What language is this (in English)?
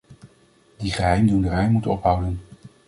Dutch